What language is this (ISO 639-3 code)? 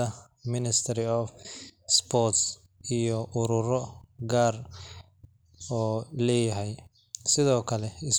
som